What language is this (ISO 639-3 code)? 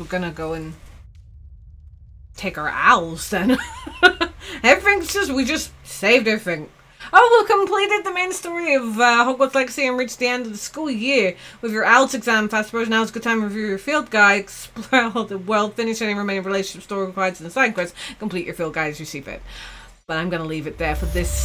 eng